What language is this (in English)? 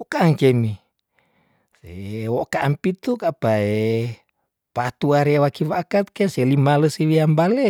Tondano